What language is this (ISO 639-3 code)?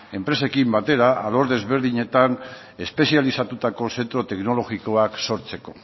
eus